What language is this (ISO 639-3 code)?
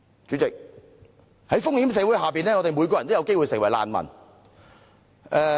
yue